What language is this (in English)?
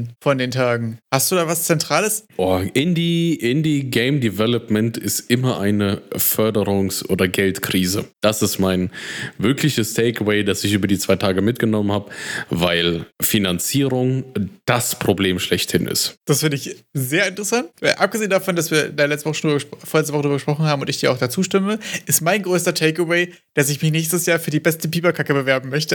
German